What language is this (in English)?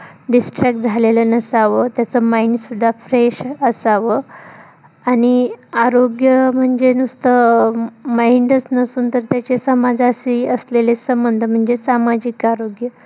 Marathi